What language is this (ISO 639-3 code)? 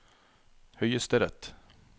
nor